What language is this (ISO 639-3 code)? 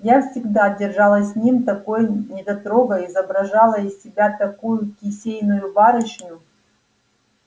rus